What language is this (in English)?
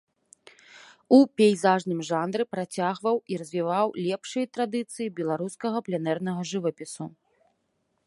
Belarusian